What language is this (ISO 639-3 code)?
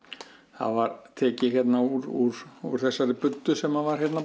isl